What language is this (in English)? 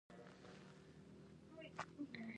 Pashto